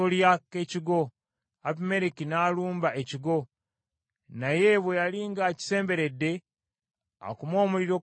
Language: Ganda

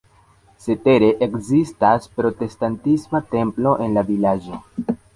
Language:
Esperanto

